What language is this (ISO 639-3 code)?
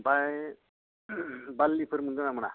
brx